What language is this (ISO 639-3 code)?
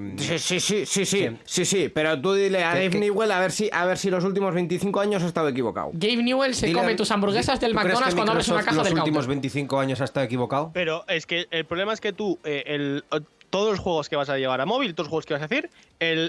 spa